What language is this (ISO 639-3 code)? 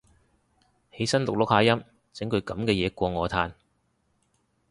yue